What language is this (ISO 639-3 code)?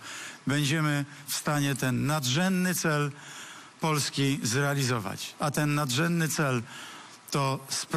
pol